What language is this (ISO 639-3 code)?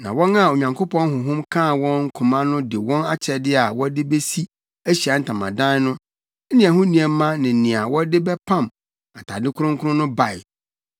aka